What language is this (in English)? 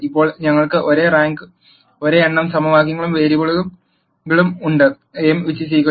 Malayalam